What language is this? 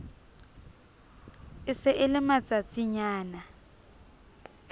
Southern Sotho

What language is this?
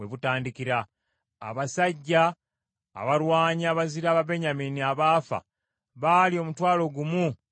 Ganda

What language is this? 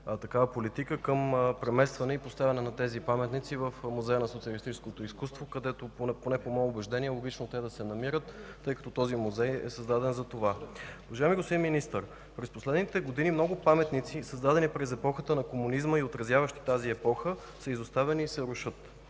Bulgarian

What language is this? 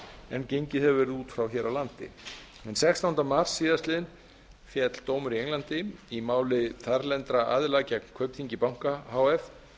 Icelandic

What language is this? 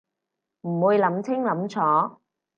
Cantonese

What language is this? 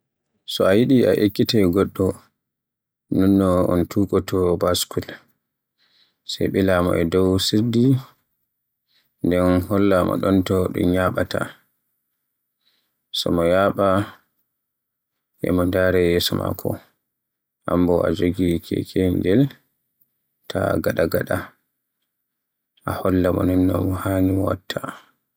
Borgu Fulfulde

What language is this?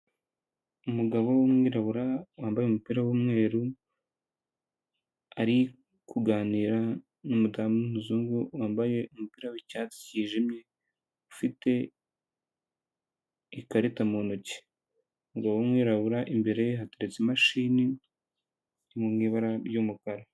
Kinyarwanda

